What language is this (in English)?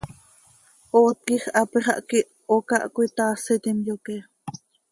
Seri